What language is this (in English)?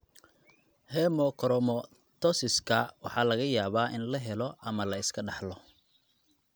Somali